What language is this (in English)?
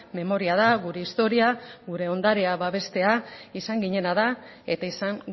Basque